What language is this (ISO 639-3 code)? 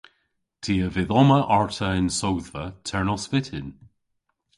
cor